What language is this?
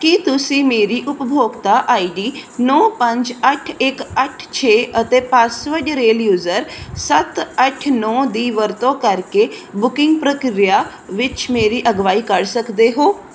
Punjabi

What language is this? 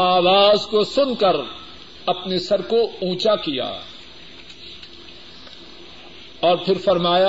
Urdu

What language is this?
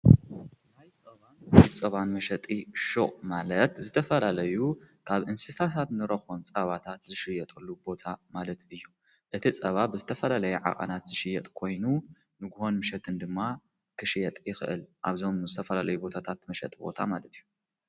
Tigrinya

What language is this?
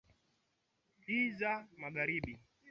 Swahili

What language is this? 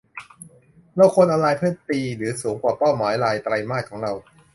Thai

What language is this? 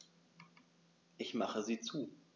German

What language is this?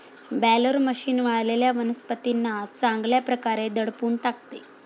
Marathi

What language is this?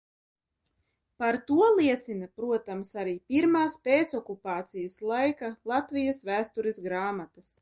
Latvian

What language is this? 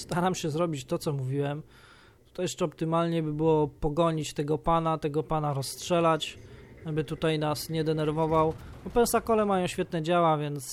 Polish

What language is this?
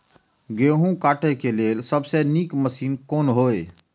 Maithili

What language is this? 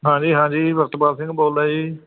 Punjabi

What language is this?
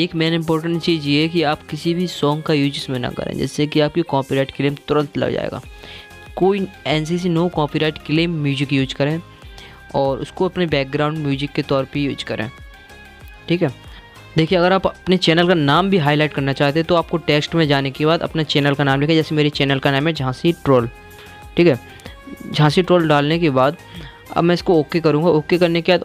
Hindi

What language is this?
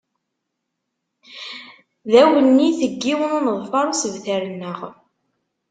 Kabyle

